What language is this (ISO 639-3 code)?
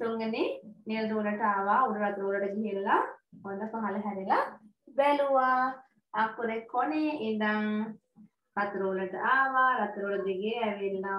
tha